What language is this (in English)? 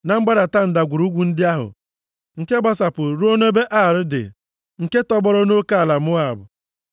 Igbo